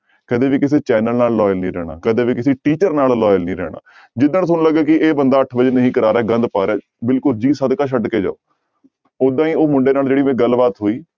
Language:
Punjabi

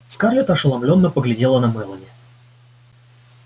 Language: Russian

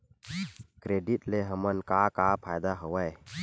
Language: Chhattisgarhi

